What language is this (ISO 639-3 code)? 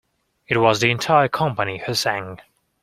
eng